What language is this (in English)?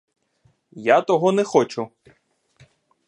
Ukrainian